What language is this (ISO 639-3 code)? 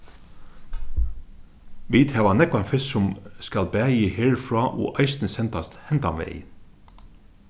fao